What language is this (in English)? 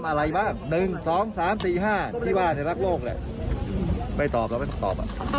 Thai